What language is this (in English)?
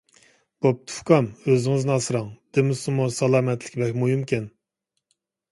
Uyghur